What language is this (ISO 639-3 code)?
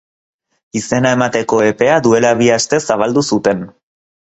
eus